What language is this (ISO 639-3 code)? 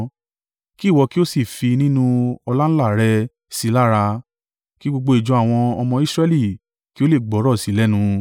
yor